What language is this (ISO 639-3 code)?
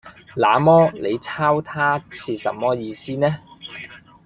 yue